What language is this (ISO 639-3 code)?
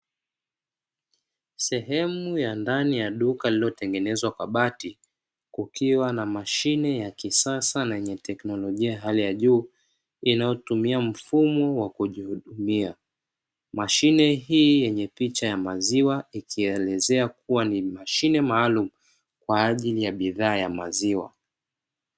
swa